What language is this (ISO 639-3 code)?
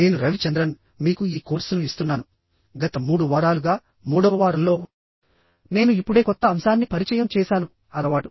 tel